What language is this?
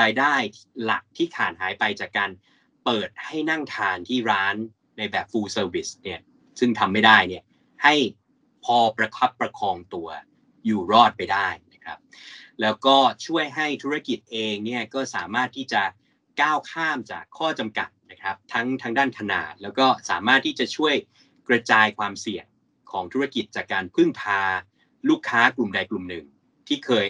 Thai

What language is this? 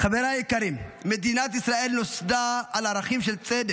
Hebrew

